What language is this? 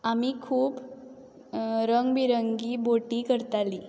Konkani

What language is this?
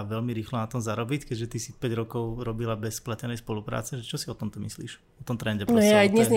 Slovak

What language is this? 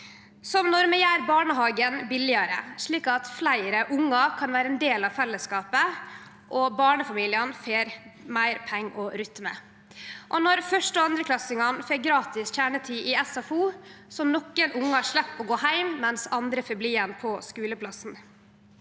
Norwegian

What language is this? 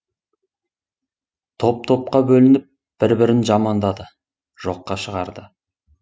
Kazakh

